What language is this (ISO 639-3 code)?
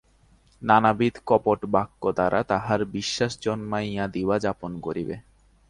ben